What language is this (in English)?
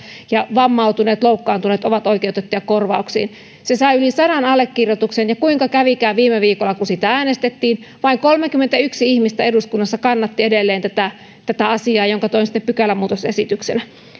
Finnish